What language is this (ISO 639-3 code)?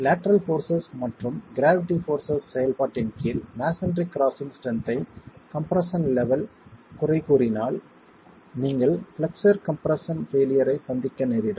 tam